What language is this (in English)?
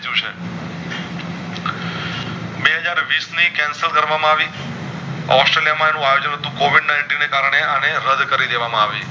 Gujarati